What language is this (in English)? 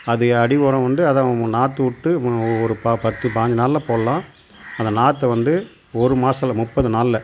Tamil